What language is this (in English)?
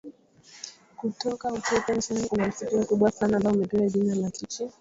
Swahili